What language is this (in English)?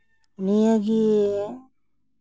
Santali